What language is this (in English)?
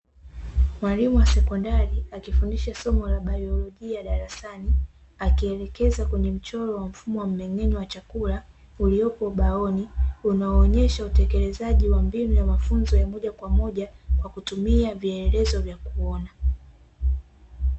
Swahili